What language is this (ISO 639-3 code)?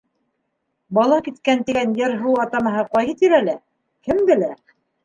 bak